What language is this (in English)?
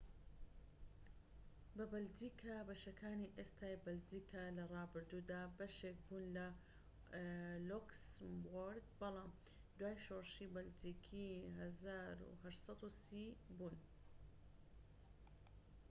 Central Kurdish